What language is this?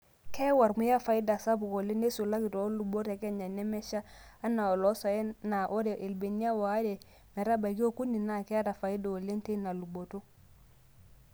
Masai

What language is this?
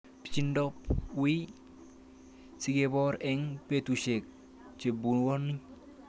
Kalenjin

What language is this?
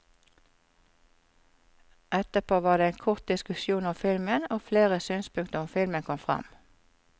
Norwegian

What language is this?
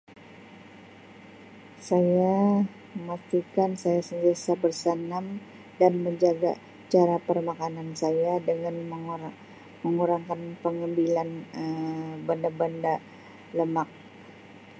Sabah Malay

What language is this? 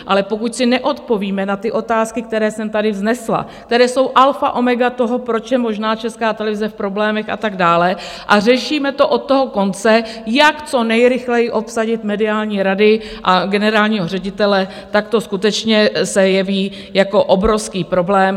Czech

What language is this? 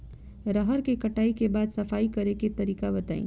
Bhojpuri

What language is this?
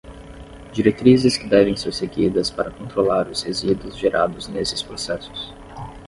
Portuguese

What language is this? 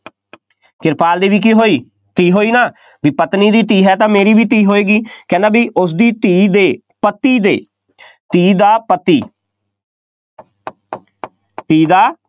Punjabi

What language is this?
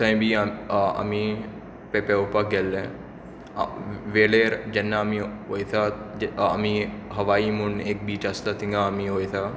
Konkani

